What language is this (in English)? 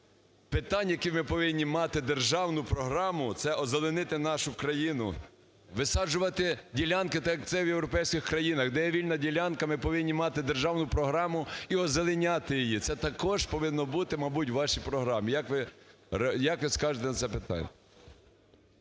Ukrainian